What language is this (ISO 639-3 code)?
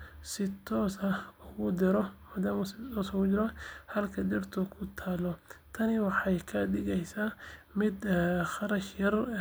som